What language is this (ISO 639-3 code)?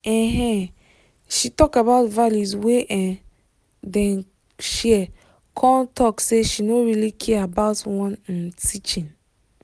pcm